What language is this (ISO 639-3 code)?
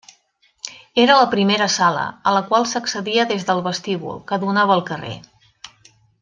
cat